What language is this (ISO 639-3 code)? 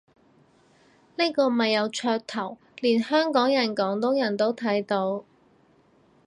yue